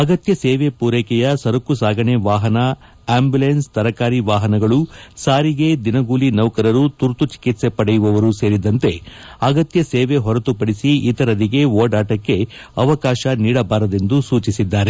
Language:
Kannada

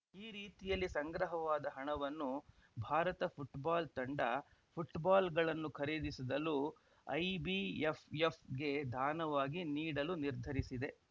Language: Kannada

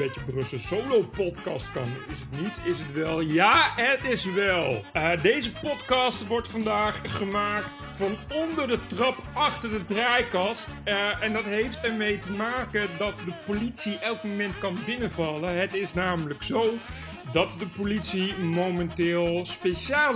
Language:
Dutch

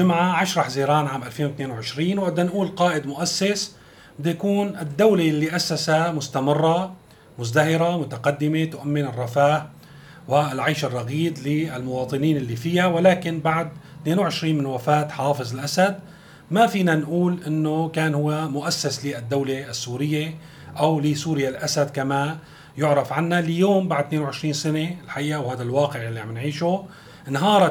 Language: Arabic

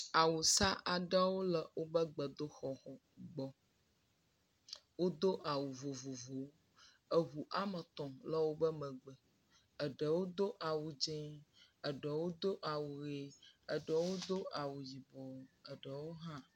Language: Ewe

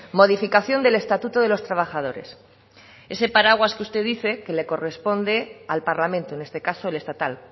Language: Spanish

